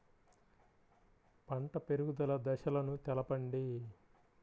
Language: Telugu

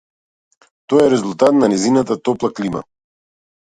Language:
Macedonian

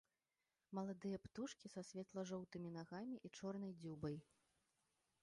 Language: Belarusian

